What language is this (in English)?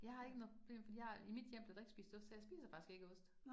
Danish